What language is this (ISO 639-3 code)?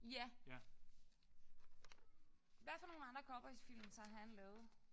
dan